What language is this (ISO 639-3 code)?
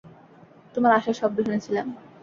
ben